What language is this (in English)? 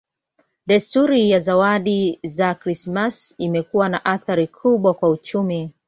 Swahili